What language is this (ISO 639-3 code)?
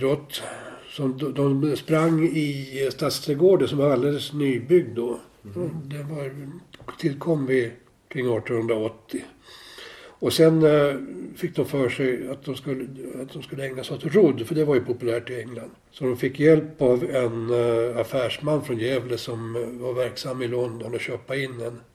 swe